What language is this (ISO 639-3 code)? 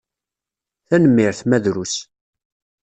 kab